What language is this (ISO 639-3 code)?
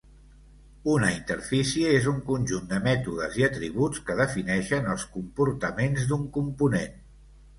cat